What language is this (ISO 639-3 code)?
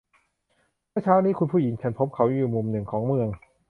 tha